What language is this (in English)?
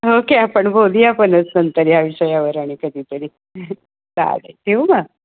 Marathi